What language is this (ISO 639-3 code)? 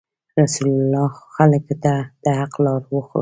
pus